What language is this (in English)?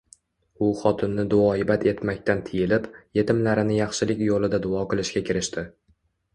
Uzbek